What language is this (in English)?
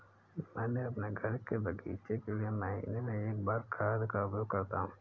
Hindi